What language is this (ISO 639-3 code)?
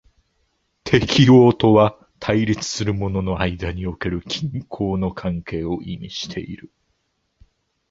jpn